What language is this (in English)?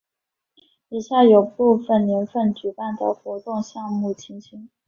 Chinese